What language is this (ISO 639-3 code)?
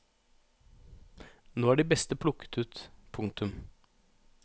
nor